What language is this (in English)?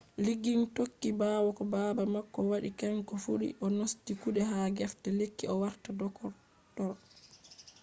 Fula